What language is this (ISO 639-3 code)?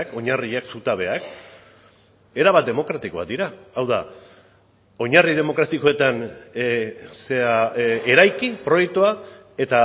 eus